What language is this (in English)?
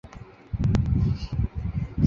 Chinese